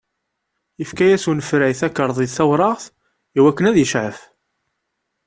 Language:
Kabyle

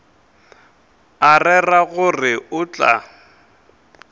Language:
Northern Sotho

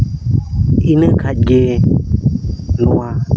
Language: Santali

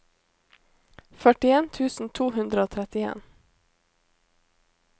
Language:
Norwegian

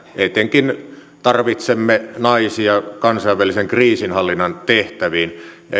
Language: Finnish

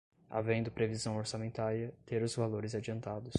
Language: Portuguese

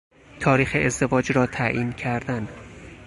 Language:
Persian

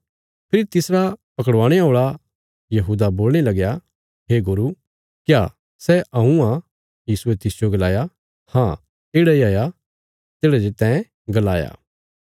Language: Bilaspuri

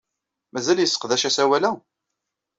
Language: Kabyle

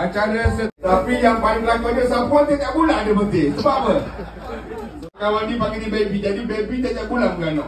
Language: Malay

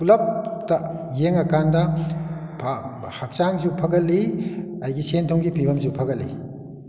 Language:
Manipuri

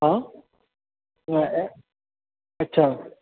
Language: Maithili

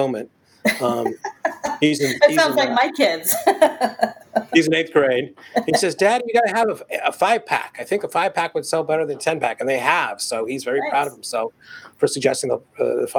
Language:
English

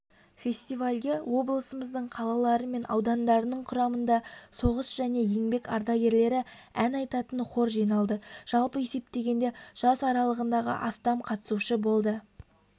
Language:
Kazakh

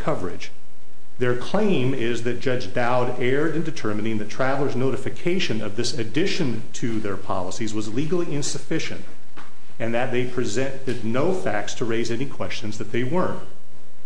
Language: English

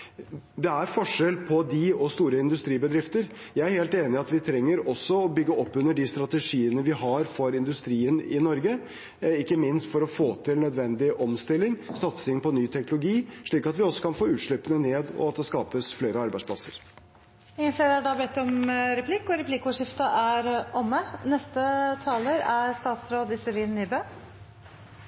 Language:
Norwegian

